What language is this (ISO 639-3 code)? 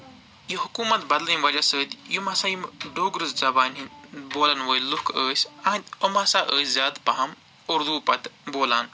kas